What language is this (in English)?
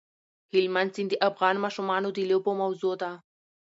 Pashto